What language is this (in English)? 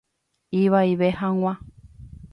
Guarani